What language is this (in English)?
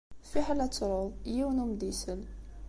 Kabyle